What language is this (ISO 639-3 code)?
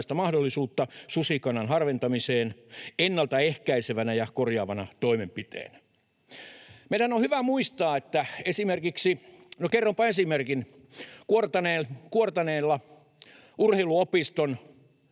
fin